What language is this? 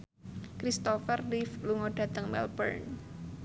Javanese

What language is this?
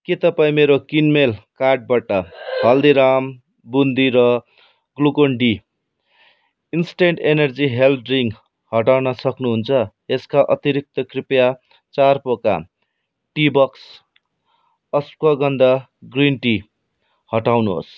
Nepali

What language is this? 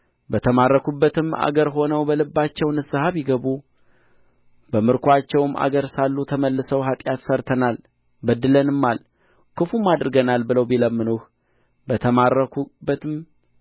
Amharic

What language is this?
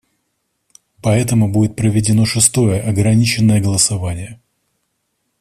Russian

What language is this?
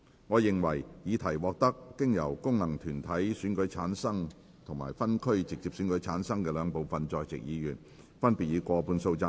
Cantonese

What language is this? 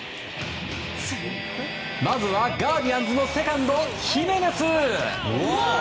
Japanese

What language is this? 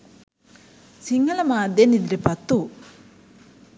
Sinhala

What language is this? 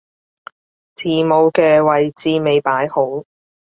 Cantonese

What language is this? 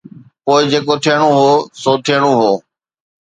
Sindhi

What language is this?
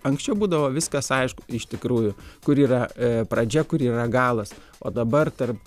Lithuanian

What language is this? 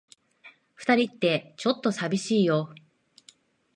Japanese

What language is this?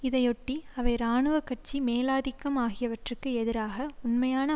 Tamil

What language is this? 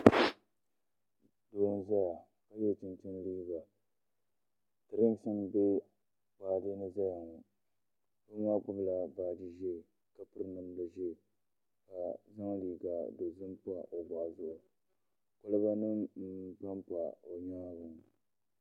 Dagbani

